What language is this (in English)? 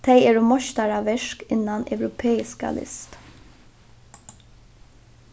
Faroese